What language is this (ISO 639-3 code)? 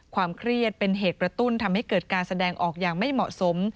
tha